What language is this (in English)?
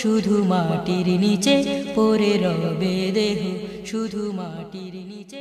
Hindi